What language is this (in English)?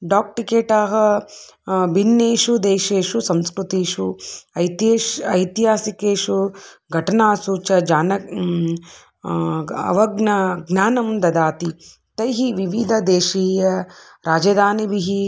Sanskrit